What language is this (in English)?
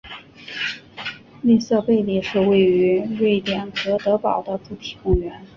Chinese